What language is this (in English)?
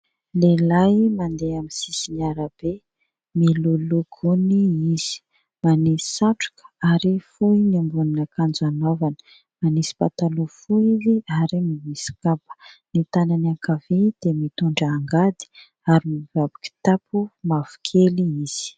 Malagasy